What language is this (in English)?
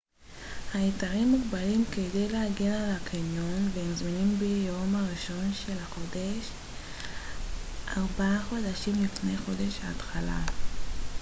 Hebrew